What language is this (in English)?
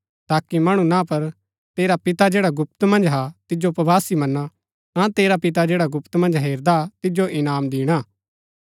Gaddi